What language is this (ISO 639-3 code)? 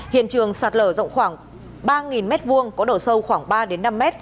vie